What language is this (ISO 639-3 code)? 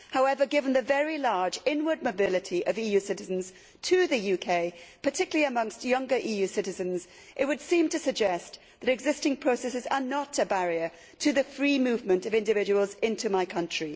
eng